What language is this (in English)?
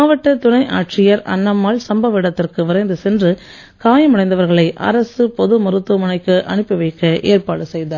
Tamil